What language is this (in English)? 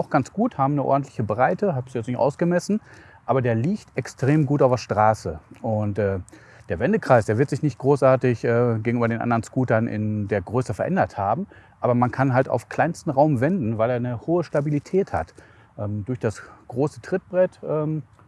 German